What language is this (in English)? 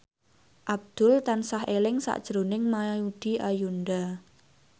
Javanese